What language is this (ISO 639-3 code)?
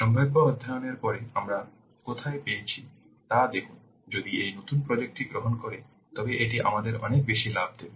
ben